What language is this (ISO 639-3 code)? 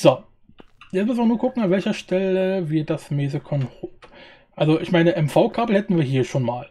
deu